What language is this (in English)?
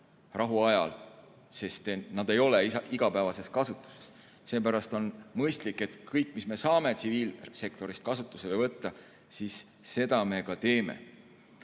Estonian